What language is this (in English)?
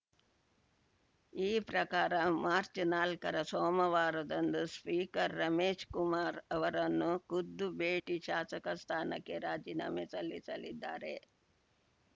Kannada